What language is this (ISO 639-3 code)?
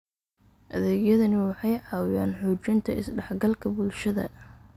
som